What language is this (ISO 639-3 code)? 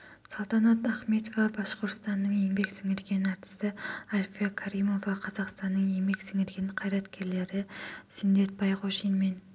kaz